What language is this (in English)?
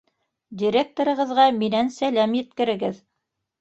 Bashkir